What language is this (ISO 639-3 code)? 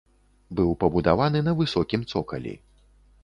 bel